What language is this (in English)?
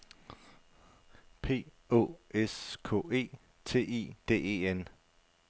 Danish